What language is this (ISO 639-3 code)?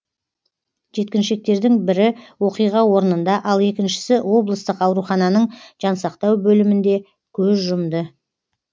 kaz